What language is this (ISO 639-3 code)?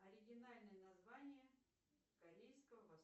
rus